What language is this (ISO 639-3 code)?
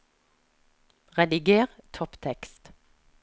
nor